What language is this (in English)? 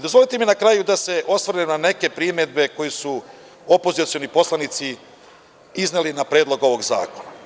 Serbian